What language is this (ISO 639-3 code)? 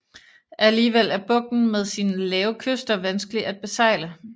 dan